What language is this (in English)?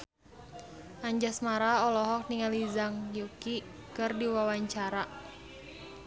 Sundanese